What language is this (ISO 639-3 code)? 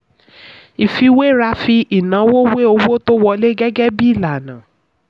yor